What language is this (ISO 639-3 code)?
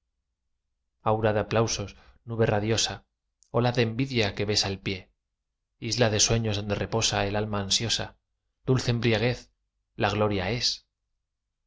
spa